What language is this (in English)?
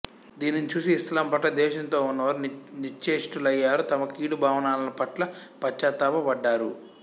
Telugu